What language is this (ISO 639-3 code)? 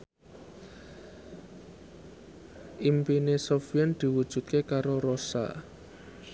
jav